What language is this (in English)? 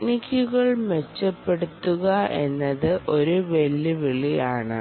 Malayalam